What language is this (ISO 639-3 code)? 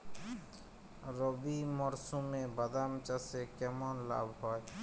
ben